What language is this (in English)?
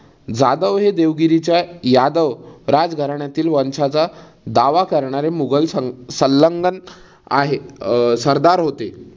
Marathi